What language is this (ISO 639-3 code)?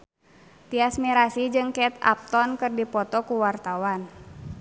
sun